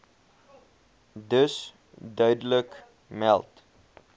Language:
Afrikaans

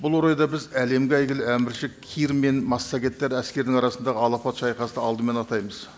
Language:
Kazakh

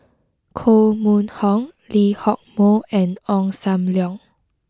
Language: English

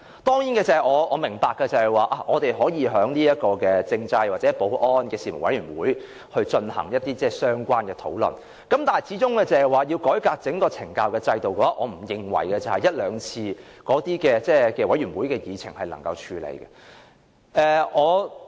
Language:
Cantonese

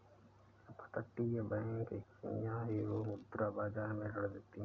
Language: Hindi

